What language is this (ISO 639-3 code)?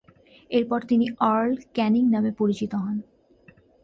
ben